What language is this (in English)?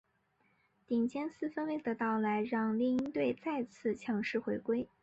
Chinese